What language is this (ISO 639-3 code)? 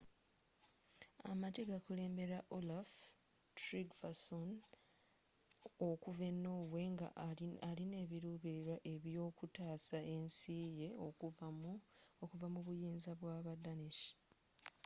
lug